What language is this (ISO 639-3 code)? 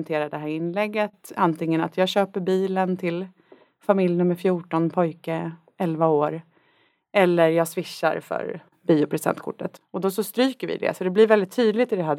swe